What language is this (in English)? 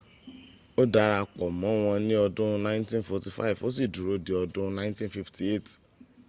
Yoruba